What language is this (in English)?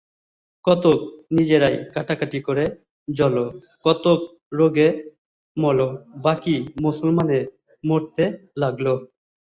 Bangla